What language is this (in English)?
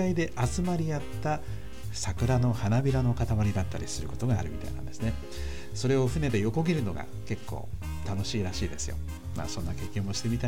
Japanese